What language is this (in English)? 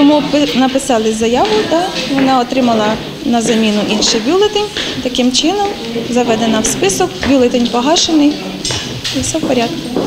Ukrainian